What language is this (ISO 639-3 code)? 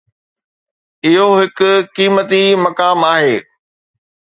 snd